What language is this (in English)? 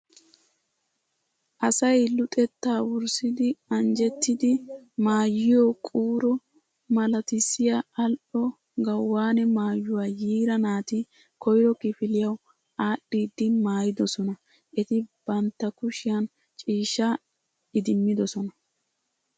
Wolaytta